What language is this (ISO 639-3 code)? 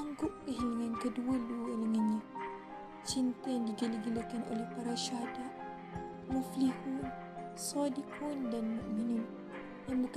msa